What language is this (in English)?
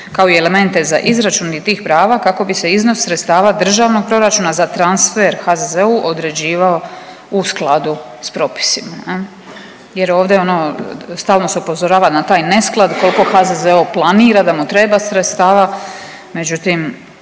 Croatian